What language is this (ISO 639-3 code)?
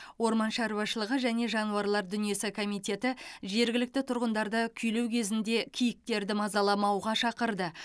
kaz